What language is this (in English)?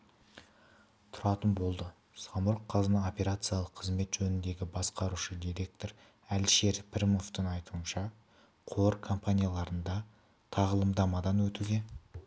Kazakh